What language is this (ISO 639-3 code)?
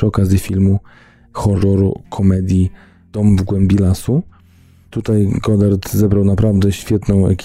pol